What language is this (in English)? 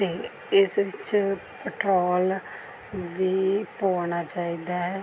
Punjabi